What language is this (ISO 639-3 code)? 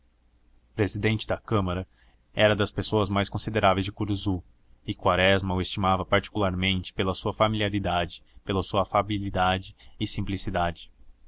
por